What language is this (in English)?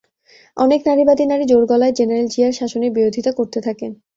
Bangla